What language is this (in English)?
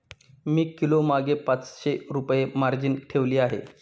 Marathi